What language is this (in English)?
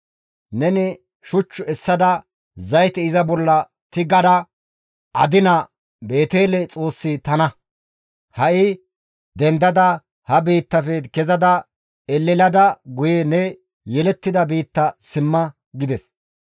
Gamo